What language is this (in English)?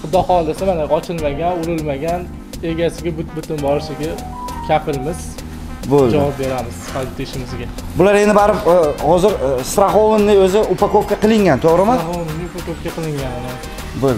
Turkish